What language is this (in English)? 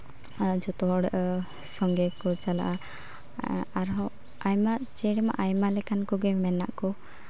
Santali